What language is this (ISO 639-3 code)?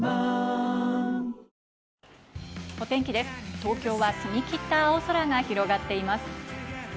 jpn